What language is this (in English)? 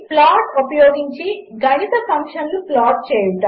Telugu